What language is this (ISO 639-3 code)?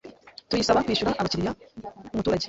kin